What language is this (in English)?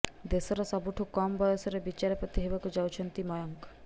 Odia